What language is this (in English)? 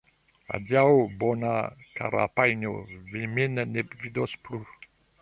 Esperanto